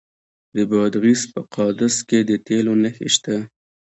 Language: Pashto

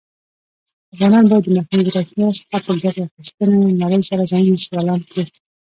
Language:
Pashto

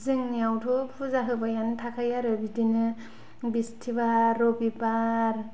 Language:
Bodo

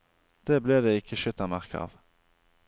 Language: Norwegian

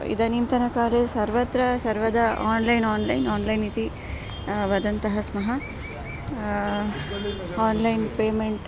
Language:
Sanskrit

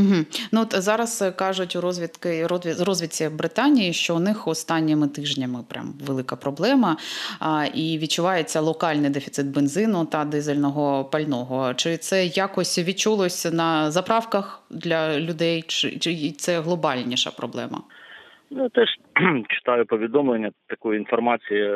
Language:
Ukrainian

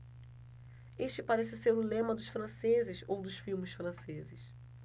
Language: Portuguese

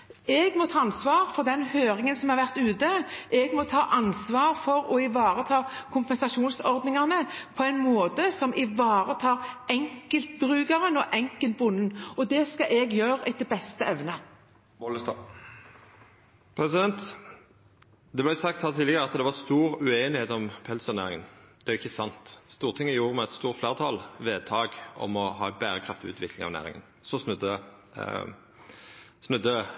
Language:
Norwegian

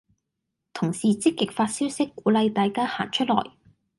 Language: Cantonese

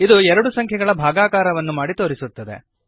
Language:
Kannada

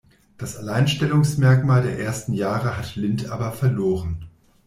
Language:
German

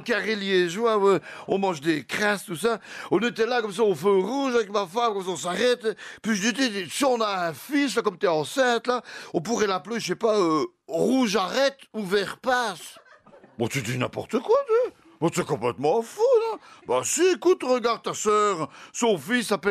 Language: French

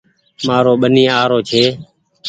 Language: Goaria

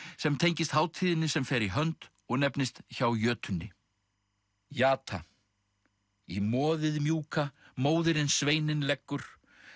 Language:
Icelandic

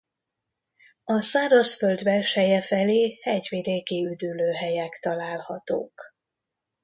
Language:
Hungarian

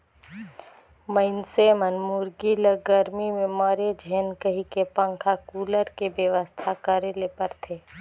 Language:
Chhattisgarhi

